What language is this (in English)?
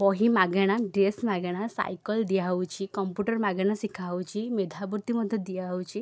Odia